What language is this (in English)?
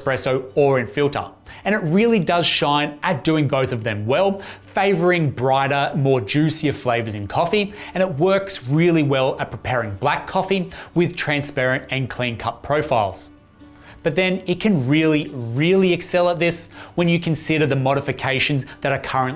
English